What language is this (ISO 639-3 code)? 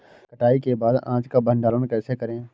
hin